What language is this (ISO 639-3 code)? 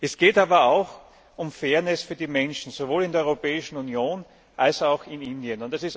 deu